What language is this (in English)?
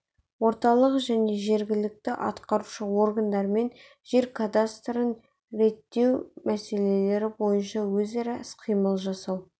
Kazakh